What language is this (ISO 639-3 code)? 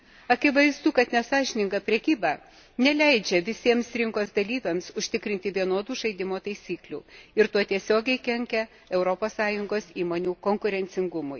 lit